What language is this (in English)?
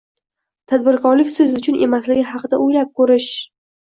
Uzbek